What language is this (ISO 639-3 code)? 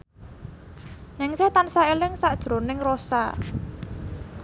jav